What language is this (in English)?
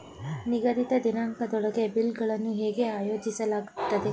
Kannada